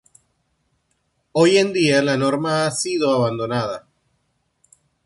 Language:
Spanish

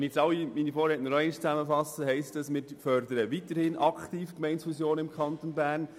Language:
Swiss German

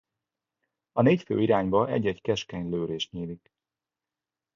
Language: Hungarian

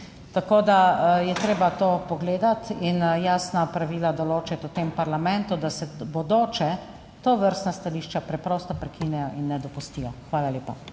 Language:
Slovenian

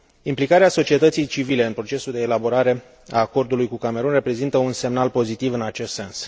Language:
Romanian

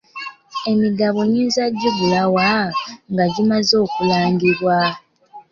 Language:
Ganda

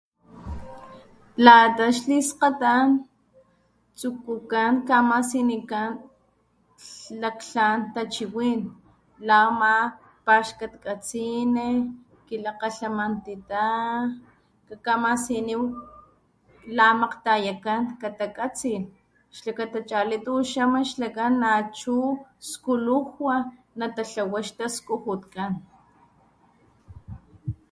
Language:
Papantla Totonac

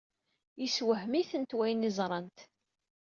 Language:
Kabyle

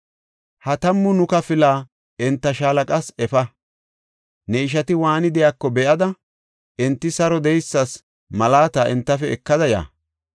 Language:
Gofa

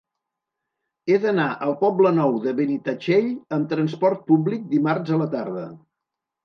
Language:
Catalan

